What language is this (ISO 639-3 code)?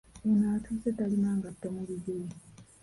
lug